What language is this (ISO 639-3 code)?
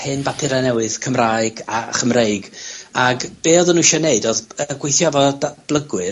cym